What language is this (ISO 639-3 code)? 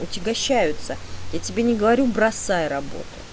rus